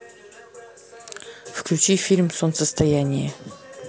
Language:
Russian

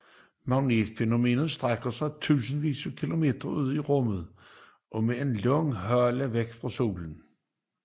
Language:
Danish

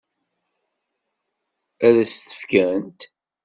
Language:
Kabyle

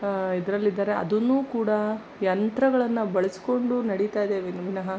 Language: Kannada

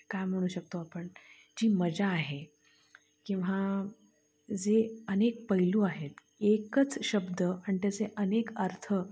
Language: Marathi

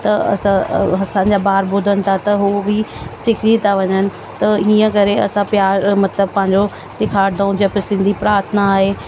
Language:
Sindhi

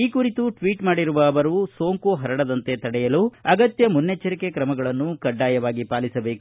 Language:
Kannada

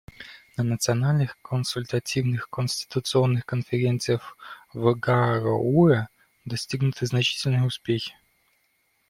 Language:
Russian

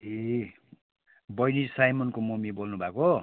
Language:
Nepali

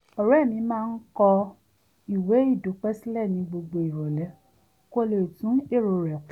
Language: Yoruba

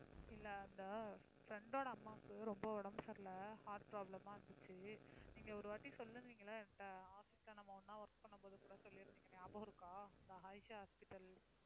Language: Tamil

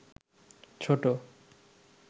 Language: Bangla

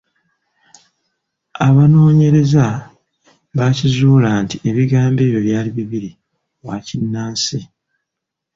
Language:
Ganda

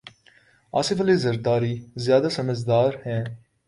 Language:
Urdu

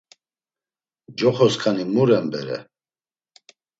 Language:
Laz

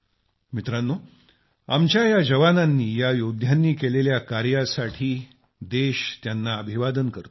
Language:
Marathi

